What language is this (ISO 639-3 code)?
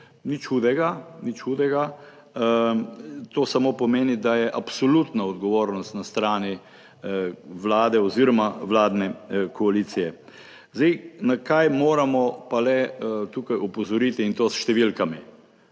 slv